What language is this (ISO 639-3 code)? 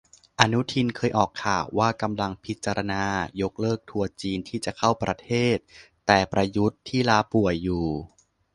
tha